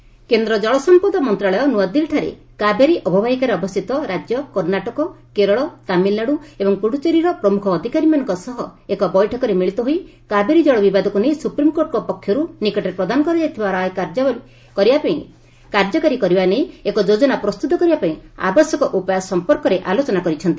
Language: Odia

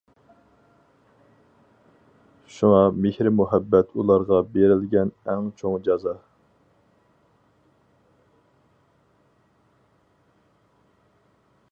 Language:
Uyghur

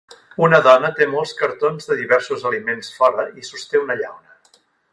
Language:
Catalan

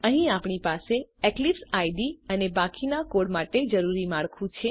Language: Gujarati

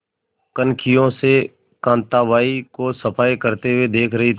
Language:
Hindi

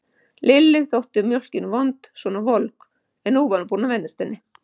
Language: Icelandic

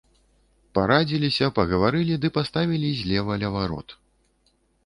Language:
Belarusian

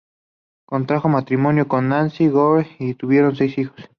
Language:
Spanish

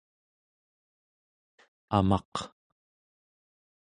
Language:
Central Yupik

